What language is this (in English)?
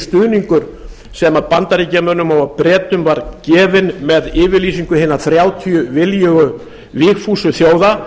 Icelandic